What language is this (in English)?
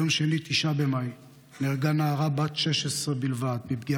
Hebrew